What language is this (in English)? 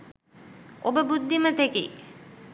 Sinhala